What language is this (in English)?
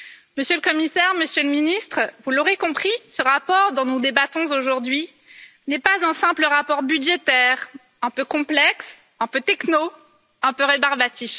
French